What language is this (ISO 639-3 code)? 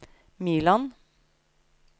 nor